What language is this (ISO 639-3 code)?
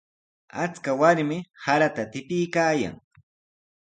qws